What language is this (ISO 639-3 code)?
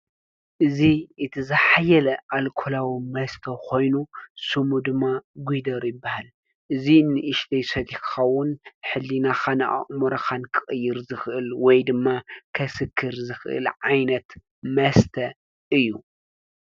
tir